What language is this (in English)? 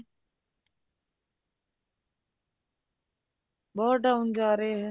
Punjabi